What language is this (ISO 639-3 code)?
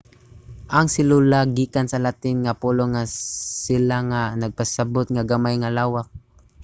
ceb